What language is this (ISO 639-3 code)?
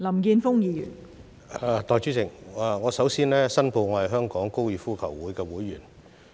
yue